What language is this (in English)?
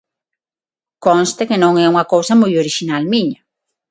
Galician